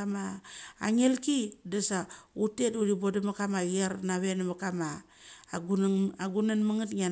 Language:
Mali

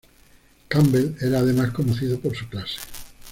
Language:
Spanish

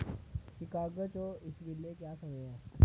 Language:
Dogri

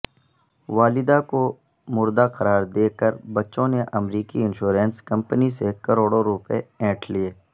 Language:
Urdu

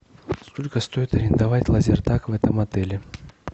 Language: Russian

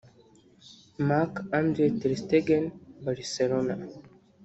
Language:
Kinyarwanda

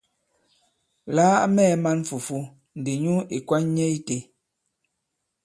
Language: Bankon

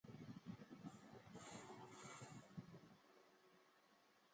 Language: Chinese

